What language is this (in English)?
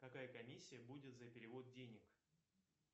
Russian